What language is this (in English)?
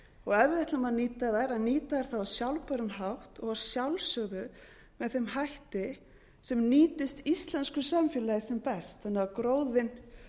Icelandic